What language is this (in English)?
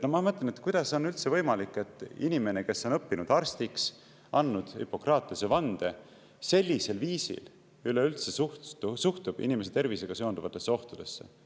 Estonian